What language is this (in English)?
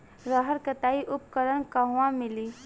Bhojpuri